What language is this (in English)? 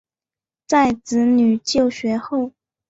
Chinese